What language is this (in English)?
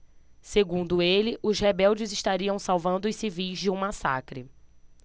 Portuguese